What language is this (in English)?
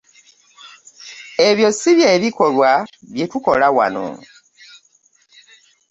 Ganda